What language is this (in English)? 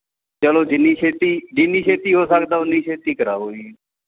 Punjabi